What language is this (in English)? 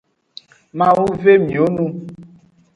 Aja (Benin)